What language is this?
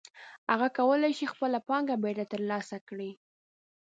Pashto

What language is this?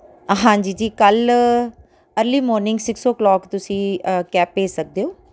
Punjabi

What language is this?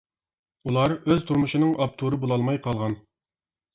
Uyghur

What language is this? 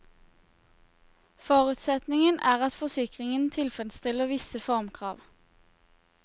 Norwegian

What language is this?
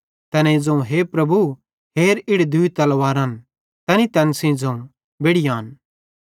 Bhadrawahi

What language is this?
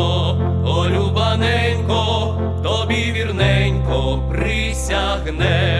Ukrainian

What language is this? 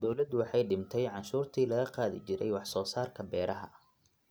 Somali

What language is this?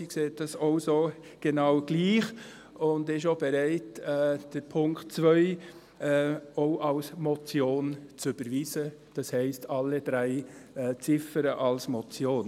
Swiss German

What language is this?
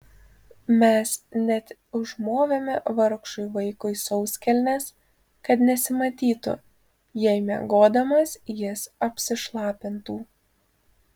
Lithuanian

